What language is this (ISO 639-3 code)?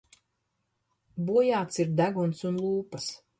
lav